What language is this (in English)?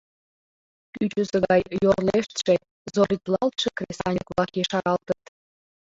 Mari